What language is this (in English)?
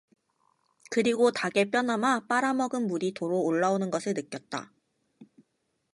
Korean